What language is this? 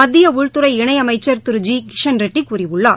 Tamil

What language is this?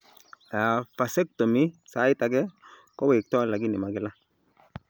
Kalenjin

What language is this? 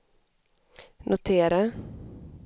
Swedish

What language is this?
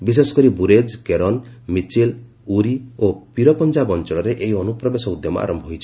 Odia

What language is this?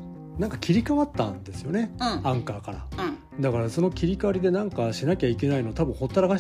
Japanese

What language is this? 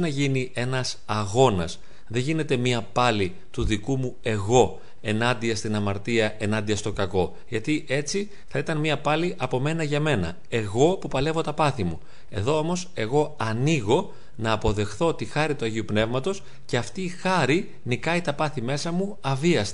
Greek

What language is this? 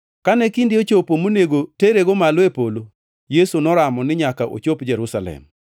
Luo (Kenya and Tanzania)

